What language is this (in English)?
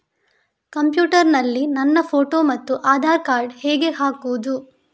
Kannada